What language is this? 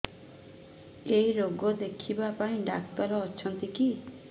Odia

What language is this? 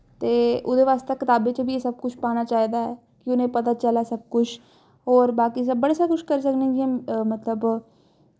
Dogri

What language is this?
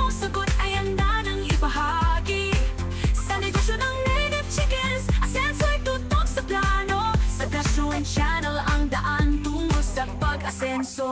Filipino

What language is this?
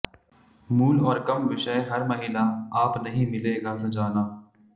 Hindi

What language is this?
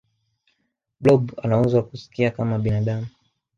Swahili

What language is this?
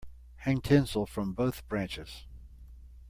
English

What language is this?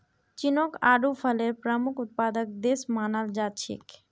Magahi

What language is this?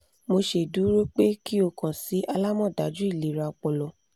Yoruba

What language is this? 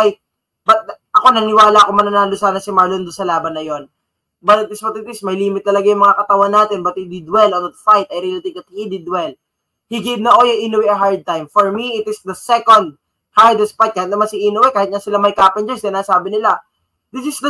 Filipino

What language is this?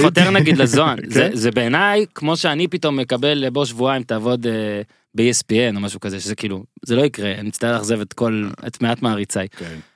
Hebrew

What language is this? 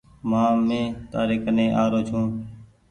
Goaria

